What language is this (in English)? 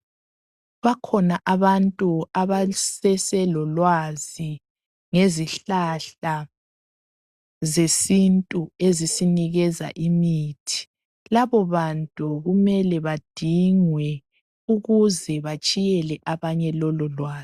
North Ndebele